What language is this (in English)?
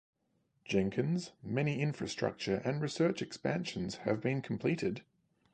English